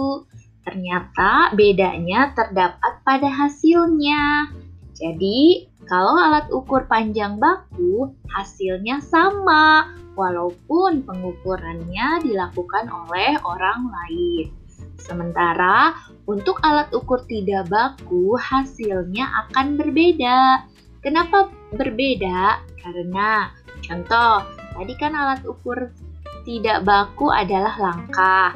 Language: Indonesian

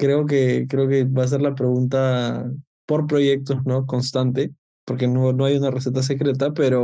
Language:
Spanish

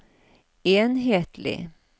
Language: Norwegian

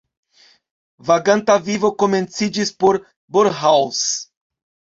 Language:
Esperanto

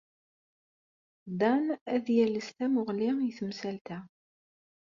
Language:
Kabyle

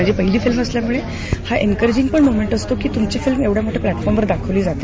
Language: Marathi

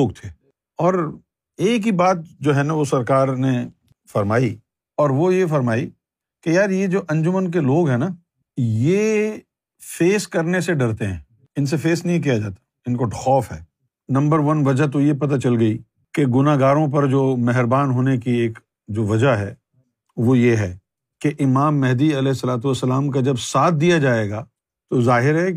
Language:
Urdu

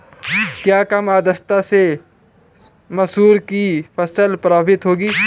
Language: Hindi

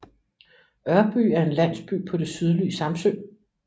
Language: Danish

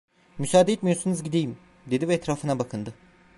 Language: Turkish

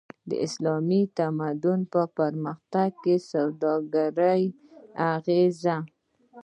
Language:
Pashto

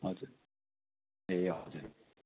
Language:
Nepali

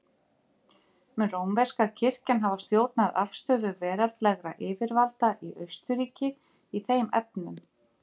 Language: Icelandic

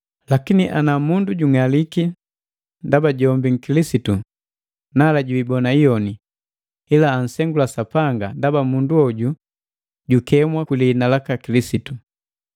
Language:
Matengo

